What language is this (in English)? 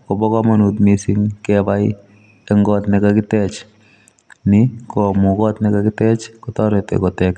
Kalenjin